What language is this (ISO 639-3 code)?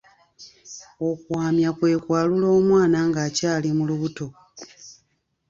lug